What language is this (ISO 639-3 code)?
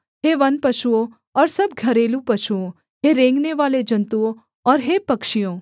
hin